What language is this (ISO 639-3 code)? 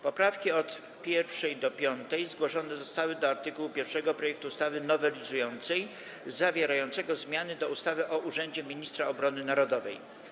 pol